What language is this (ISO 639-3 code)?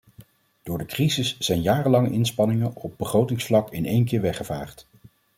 nld